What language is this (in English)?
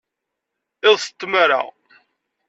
Kabyle